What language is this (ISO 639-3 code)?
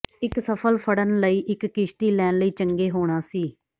pan